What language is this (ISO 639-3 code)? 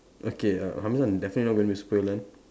eng